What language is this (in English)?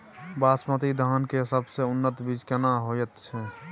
Maithili